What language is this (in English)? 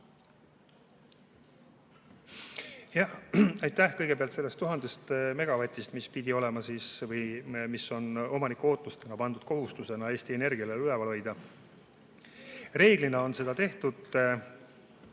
Estonian